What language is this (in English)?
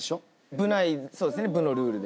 Japanese